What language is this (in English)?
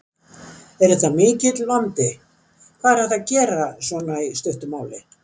Icelandic